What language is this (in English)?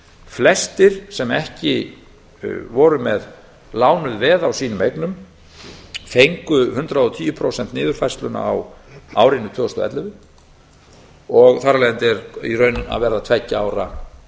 Icelandic